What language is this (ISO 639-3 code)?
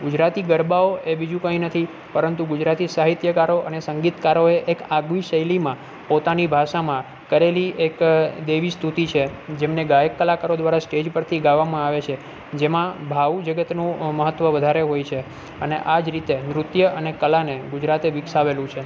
guj